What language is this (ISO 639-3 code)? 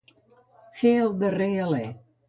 cat